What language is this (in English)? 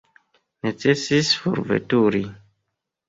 Esperanto